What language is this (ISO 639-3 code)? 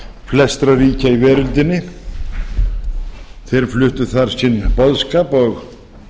isl